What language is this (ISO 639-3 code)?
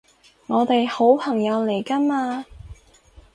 yue